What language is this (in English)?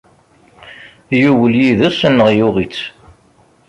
Kabyle